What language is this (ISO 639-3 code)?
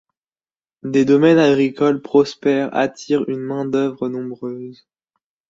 fra